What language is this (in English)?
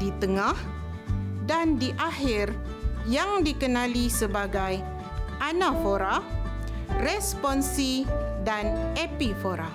Malay